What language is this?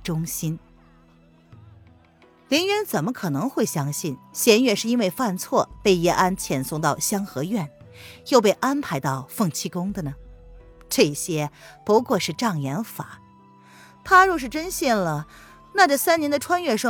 Chinese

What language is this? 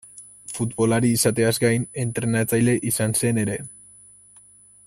Basque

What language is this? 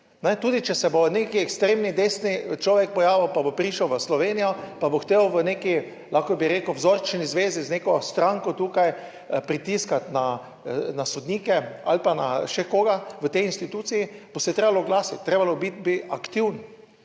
Slovenian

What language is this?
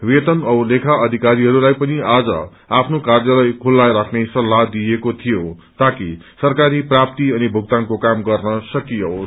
Nepali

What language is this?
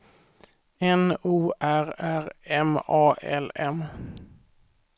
Swedish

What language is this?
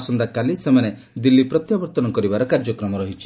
Odia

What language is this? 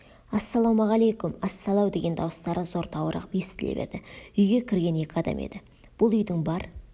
Kazakh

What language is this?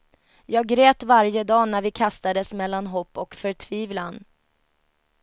Swedish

